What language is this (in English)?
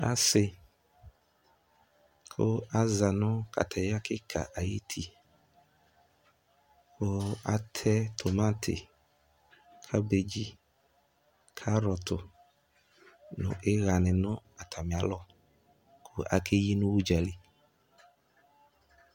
Ikposo